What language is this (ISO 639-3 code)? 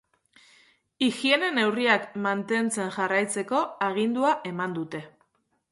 eus